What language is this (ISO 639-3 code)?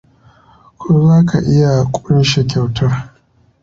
hau